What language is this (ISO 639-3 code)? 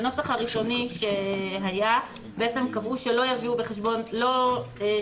heb